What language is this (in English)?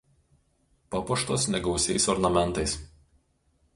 Lithuanian